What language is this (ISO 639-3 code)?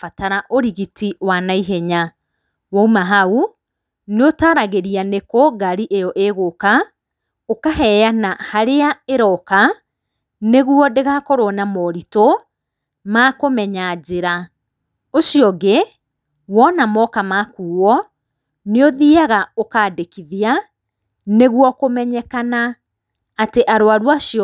kik